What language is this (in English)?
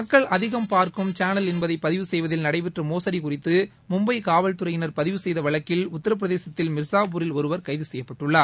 Tamil